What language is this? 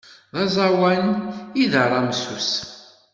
Kabyle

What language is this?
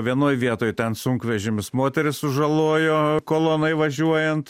Lithuanian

